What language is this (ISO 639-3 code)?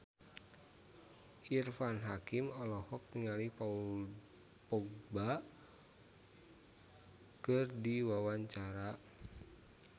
sun